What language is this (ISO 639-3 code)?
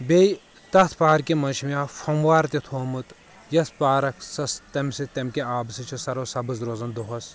kas